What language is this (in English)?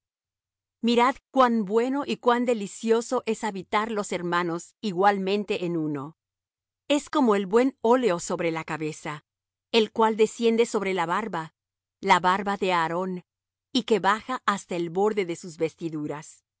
Spanish